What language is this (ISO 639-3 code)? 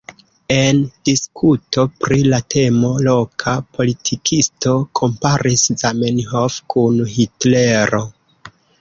epo